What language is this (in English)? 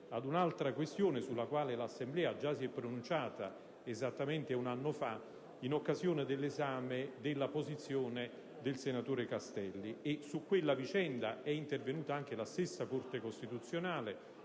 Italian